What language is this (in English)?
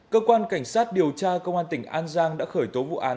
Vietnamese